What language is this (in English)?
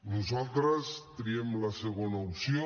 Catalan